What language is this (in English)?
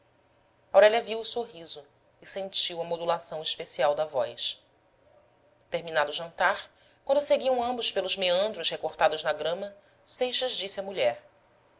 Portuguese